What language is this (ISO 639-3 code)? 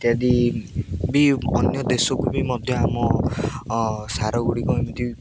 ori